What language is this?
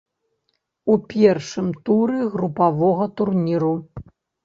Belarusian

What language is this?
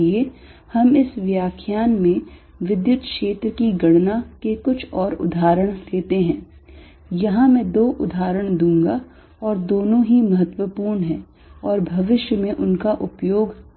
Hindi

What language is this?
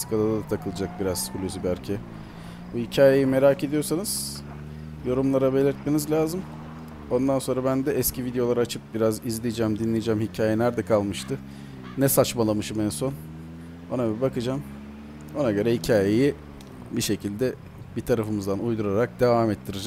Turkish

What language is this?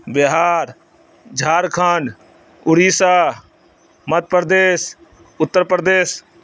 Urdu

